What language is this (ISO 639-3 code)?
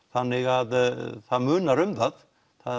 isl